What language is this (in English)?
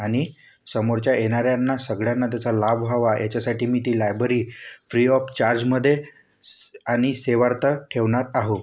Marathi